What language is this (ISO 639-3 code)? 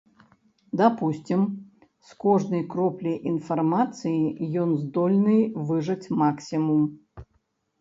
bel